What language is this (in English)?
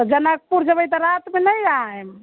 Maithili